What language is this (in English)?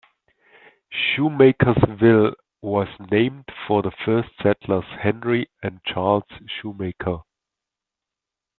English